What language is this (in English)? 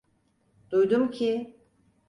Turkish